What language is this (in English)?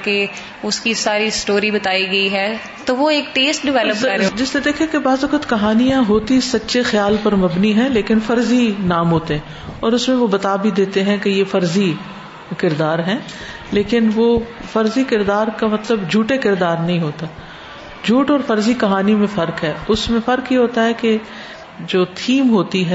Urdu